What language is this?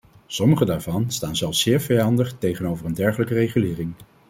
Dutch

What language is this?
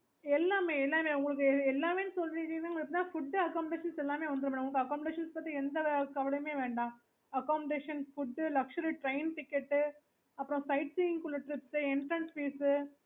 Tamil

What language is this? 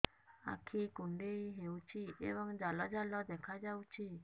Odia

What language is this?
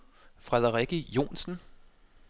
Danish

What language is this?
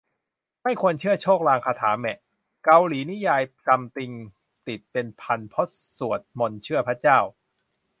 Thai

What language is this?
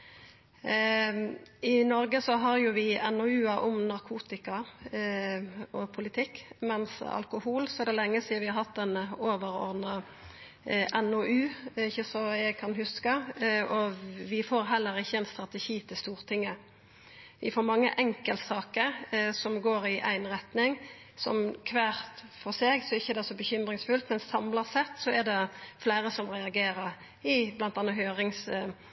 Norwegian Nynorsk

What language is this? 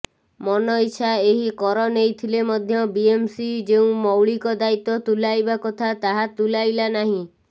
Odia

